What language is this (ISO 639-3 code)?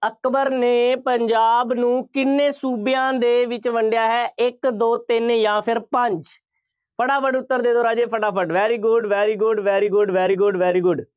pan